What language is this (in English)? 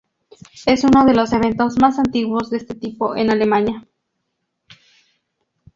Spanish